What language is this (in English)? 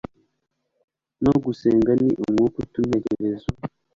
Kinyarwanda